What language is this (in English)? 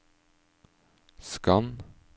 Norwegian